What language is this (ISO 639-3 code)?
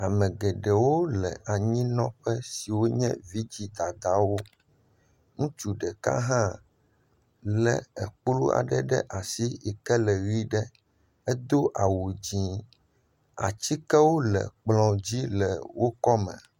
ewe